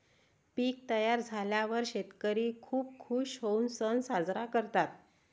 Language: Marathi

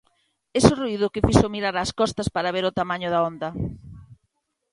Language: Galician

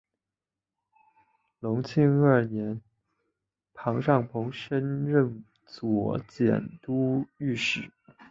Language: Chinese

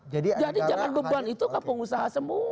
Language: Indonesian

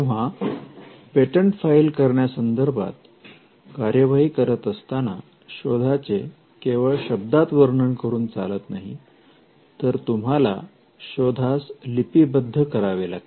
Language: Marathi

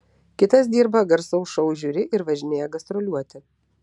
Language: Lithuanian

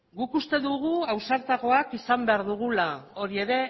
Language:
Basque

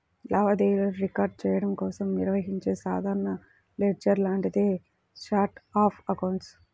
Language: Telugu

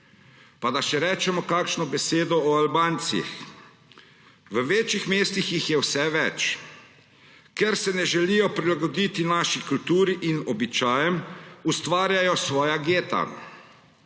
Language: Slovenian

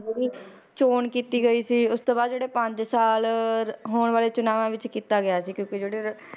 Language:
Punjabi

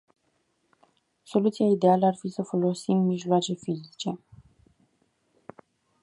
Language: Romanian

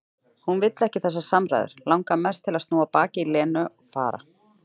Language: Icelandic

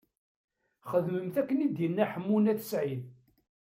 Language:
Kabyle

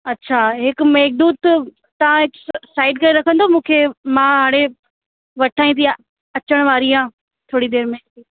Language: Sindhi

